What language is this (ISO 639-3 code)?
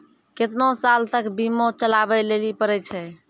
mai